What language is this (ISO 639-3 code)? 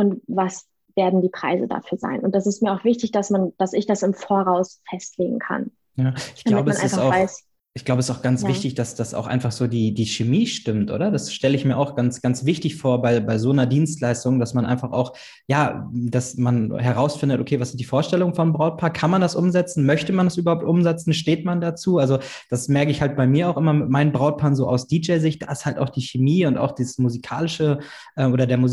deu